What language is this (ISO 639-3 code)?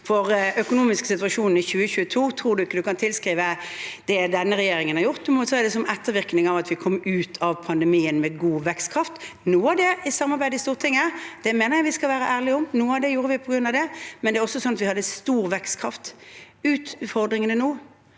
nor